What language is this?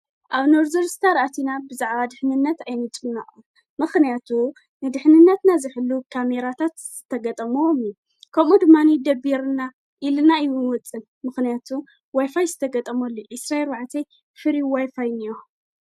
Tigrinya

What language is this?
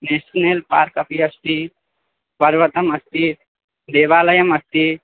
Sanskrit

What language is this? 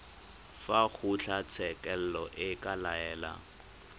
Tswana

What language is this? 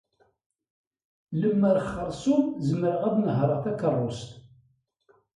Kabyle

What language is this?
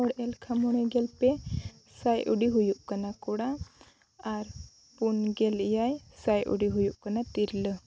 Santali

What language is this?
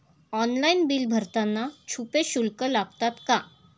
Marathi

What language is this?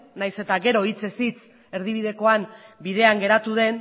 Basque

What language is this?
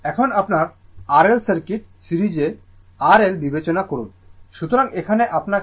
Bangla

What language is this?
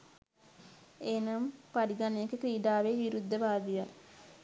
Sinhala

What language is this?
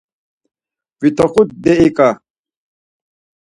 Laz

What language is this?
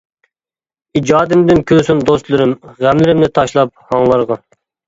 Uyghur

